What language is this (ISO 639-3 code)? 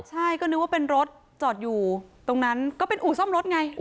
tha